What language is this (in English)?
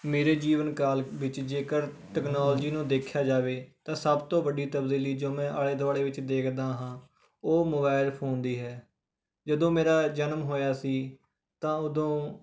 Punjabi